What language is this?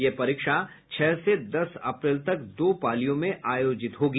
Hindi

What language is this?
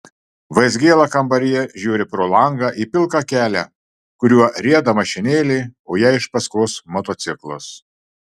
Lithuanian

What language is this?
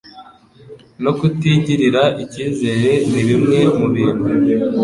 Kinyarwanda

